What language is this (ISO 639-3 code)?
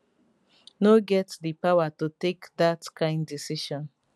pcm